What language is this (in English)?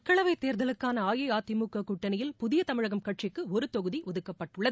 Tamil